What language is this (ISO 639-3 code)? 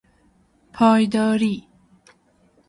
fas